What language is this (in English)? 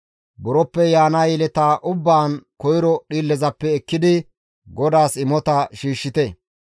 Gamo